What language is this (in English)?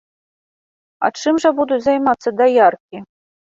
Belarusian